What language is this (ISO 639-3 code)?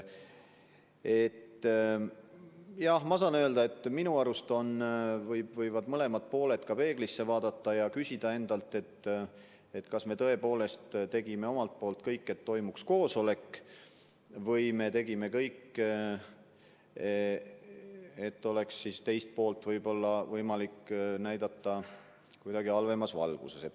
est